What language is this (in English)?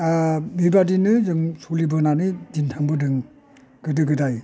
Bodo